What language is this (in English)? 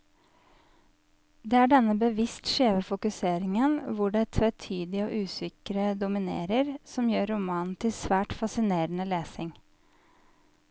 Norwegian